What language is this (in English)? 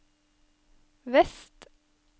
Norwegian